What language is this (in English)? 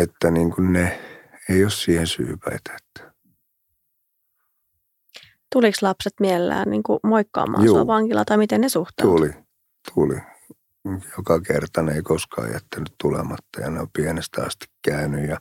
Finnish